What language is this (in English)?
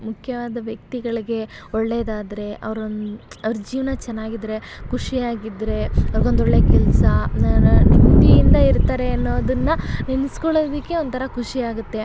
Kannada